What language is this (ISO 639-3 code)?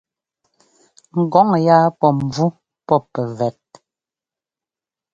jgo